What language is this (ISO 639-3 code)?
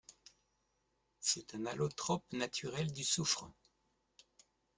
fra